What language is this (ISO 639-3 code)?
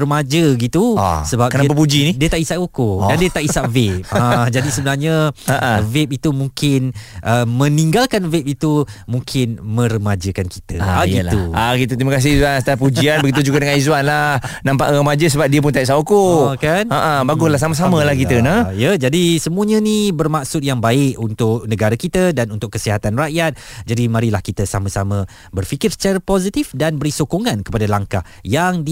msa